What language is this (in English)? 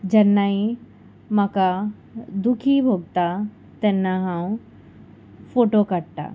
Konkani